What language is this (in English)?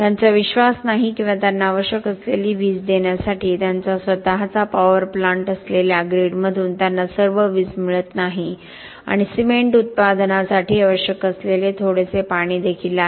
Marathi